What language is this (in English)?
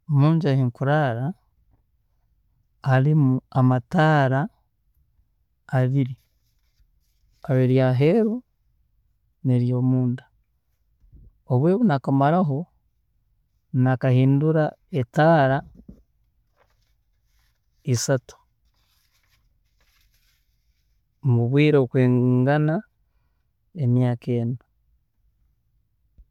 Tooro